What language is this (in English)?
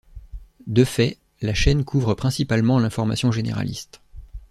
French